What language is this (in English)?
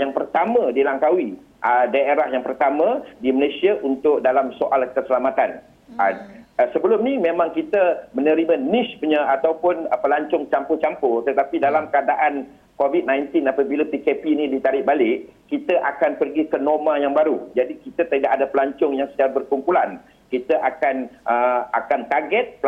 Malay